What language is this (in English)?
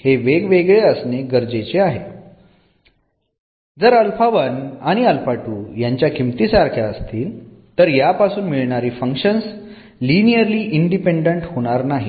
Marathi